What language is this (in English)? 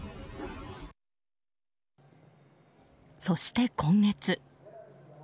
Japanese